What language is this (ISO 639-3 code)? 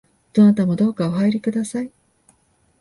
jpn